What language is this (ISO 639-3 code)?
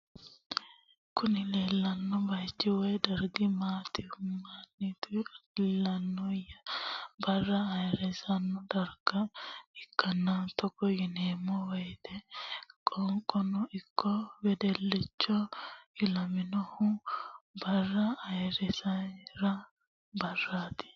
sid